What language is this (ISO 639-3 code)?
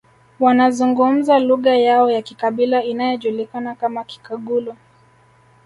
swa